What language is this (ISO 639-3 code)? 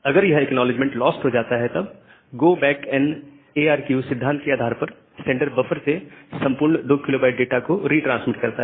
hin